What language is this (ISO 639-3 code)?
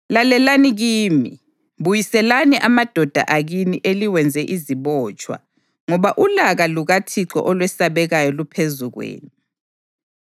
nde